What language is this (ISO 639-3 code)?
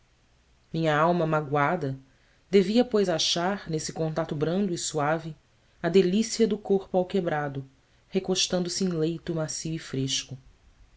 por